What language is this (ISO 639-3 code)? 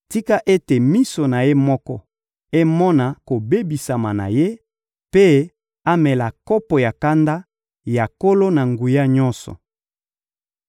lin